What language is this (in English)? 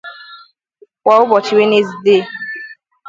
Igbo